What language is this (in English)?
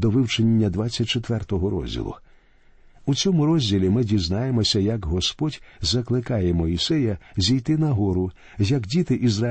Ukrainian